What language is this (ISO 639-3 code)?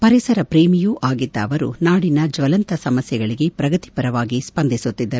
kan